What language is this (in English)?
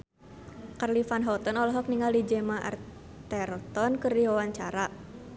Sundanese